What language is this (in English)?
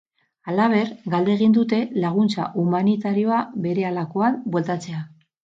Basque